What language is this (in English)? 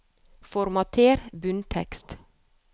Norwegian